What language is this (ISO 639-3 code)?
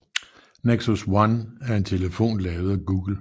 dan